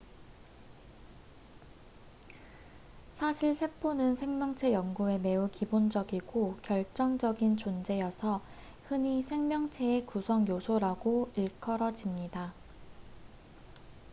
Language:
Korean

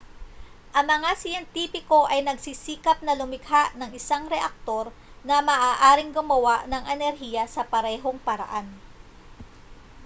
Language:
Filipino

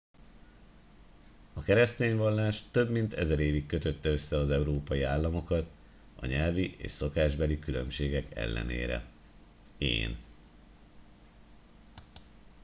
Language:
Hungarian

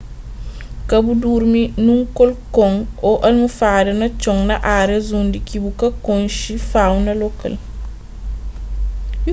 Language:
Kabuverdianu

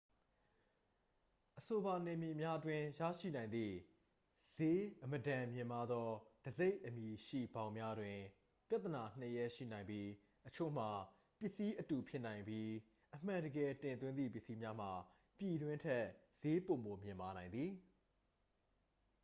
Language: Burmese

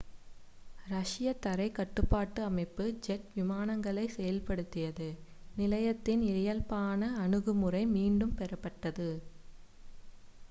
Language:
Tamil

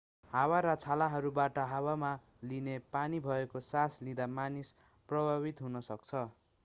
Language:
Nepali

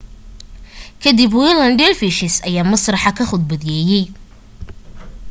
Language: Somali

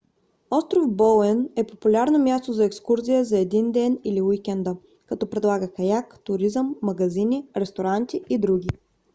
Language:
Bulgarian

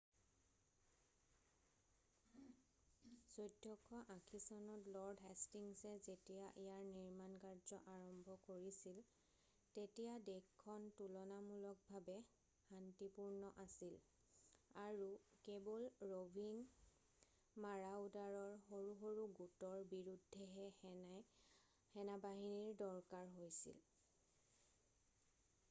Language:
Assamese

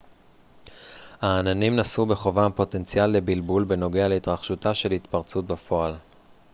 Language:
Hebrew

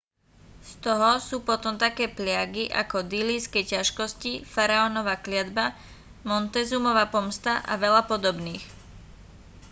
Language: Slovak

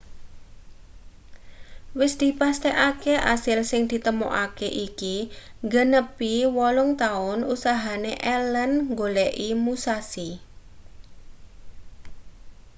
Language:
Javanese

